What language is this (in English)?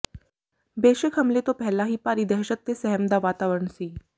Punjabi